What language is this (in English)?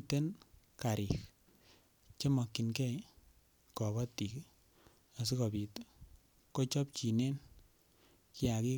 Kalenjin